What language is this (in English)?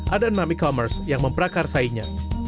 Indonesian